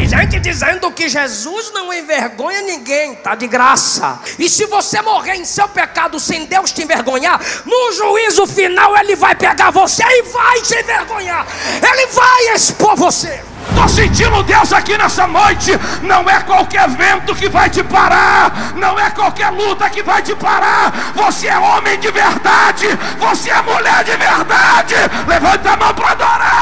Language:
Portuguese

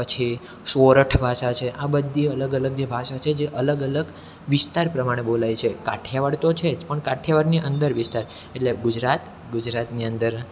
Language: Gujarati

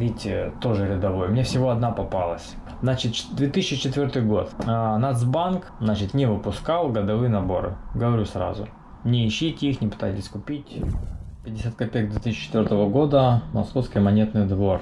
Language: Russian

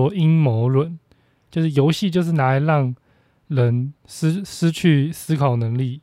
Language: Chinese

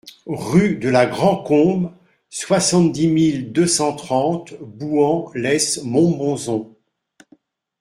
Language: French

